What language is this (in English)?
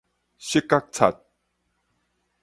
Min Nan Chinese